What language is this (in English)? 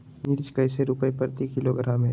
Magahi